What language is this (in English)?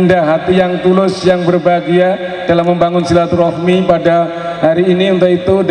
Indonesian